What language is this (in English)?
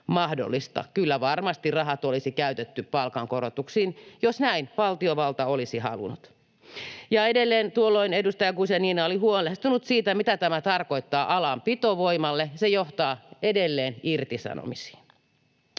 Finnish